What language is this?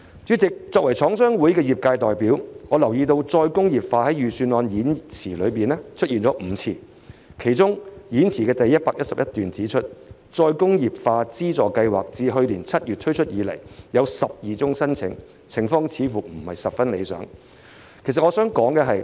Cantonese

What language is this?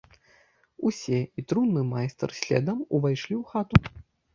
Belarusian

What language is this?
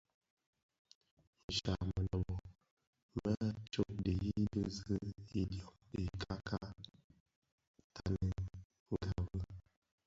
Bafia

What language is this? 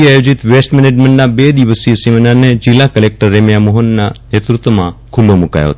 Gujarati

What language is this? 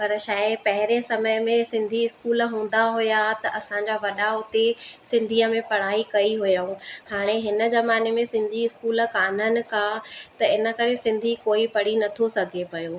Sindhi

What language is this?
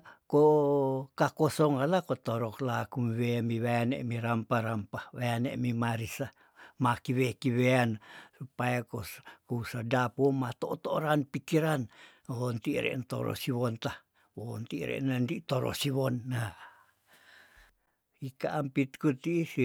Tondano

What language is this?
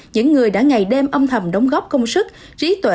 Vietnamese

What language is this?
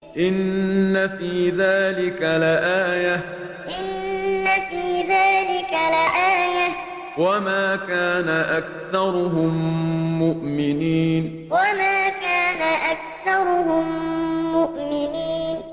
Arabic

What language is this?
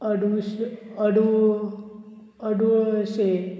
Konkani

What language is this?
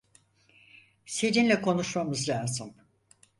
Turkish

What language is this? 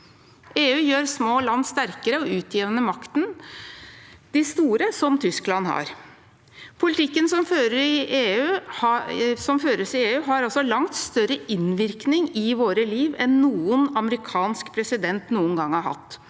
Norwegian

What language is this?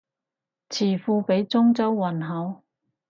Cantonese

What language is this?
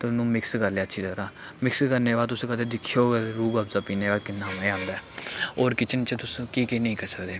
Dogri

